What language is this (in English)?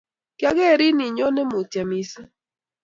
Kalenjin